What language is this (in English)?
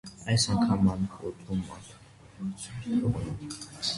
Armenian